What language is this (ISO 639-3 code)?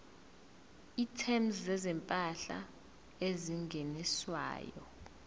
zul